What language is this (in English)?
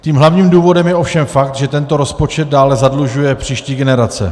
Czech